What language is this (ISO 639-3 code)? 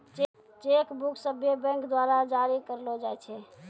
mai